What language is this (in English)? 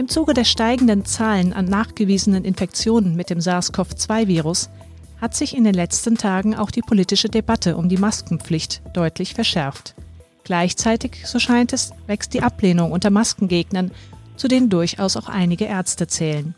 German